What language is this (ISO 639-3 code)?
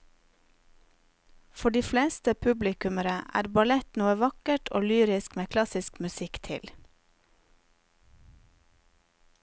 nor